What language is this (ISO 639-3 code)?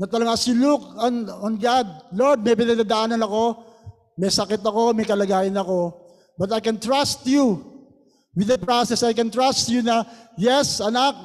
fil